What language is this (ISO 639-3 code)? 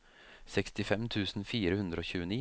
nor